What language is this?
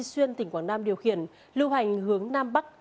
Vietnamese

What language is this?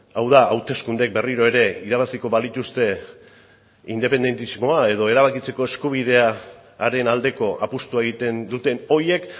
Basque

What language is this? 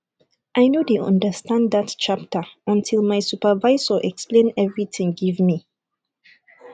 Nigerian Pidgin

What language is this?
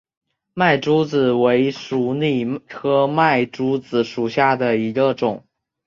Chinese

